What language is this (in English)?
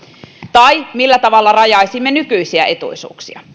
Finnish